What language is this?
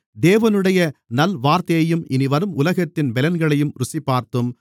Tamil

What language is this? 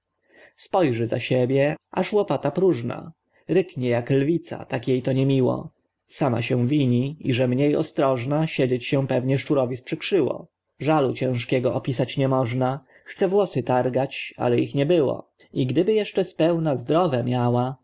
Polish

